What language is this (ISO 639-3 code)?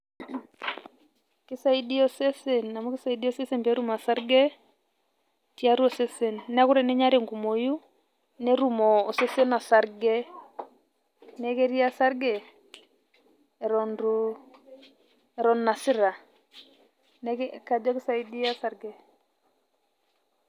mas